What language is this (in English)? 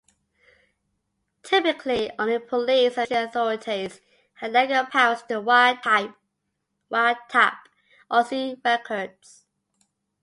English